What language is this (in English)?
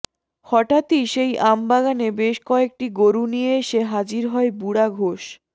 Bangla